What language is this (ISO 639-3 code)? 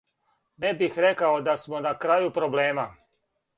srp